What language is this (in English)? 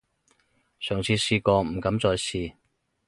Cantonese